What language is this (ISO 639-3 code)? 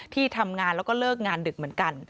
tha